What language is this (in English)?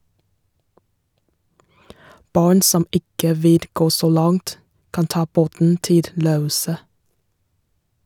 Norwegian